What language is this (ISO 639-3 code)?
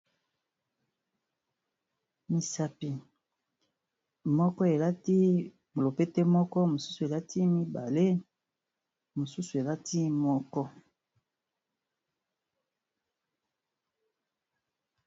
lin